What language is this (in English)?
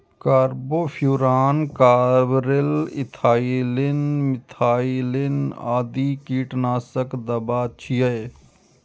Maithili